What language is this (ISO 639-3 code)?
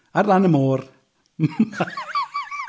cym